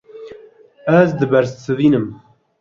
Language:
Kurdish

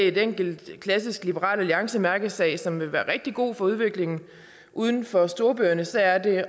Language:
Danish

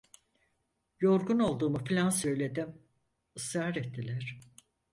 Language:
Turkish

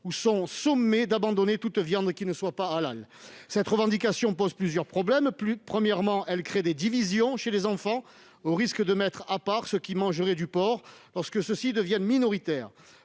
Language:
French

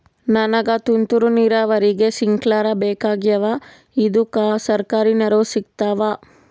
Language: Kannada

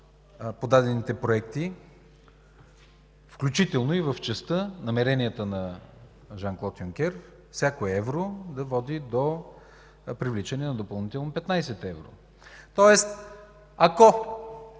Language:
Bulgarian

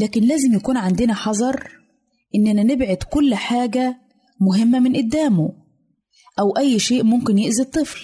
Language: Arabic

